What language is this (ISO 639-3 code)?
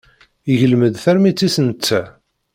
kab